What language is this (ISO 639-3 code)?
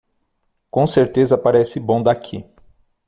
por